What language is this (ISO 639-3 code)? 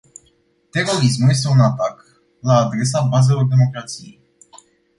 ron